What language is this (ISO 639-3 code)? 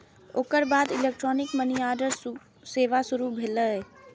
mai